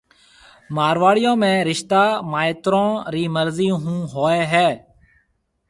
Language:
Marwari (Pakistan)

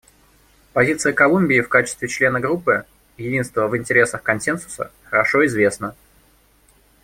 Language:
Russian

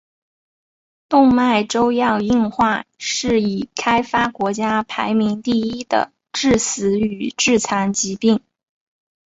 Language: Chinese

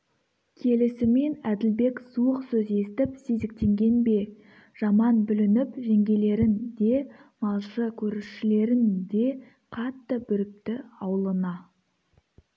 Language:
Kazakh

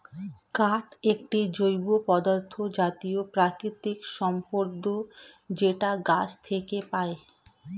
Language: Bangla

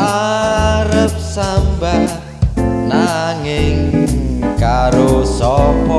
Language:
Indonesian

